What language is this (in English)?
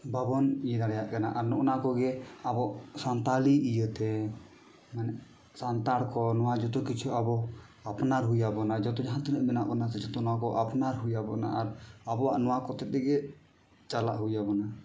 Santali